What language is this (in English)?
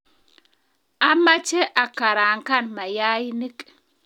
Kalenjin